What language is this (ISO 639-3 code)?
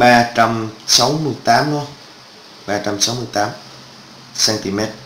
vie